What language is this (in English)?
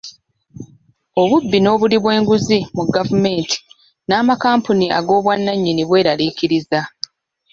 Ganda